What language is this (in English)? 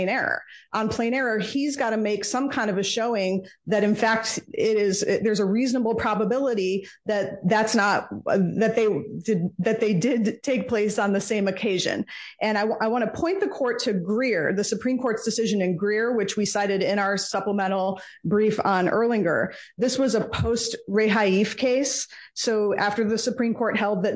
English